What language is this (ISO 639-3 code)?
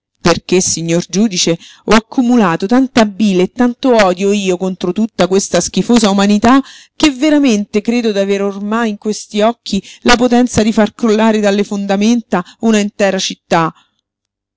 ita